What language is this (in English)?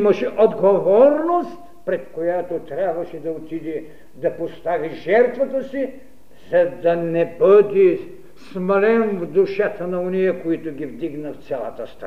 Bulgarian